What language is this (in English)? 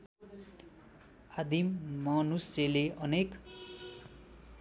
Nepali